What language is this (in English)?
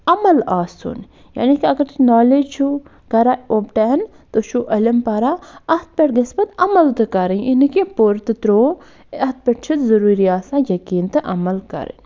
Kashmiri